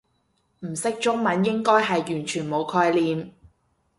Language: Cantonese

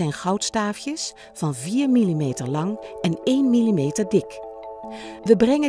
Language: Dutch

